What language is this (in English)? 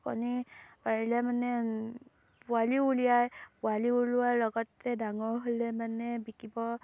Assamese